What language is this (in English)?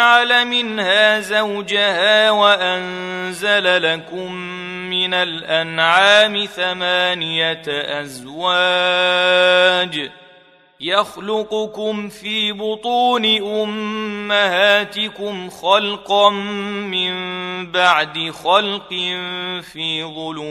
Arabic